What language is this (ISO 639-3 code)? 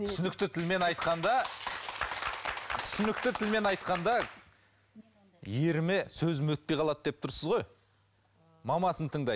kaz